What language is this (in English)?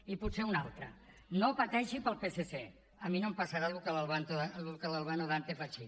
Catalan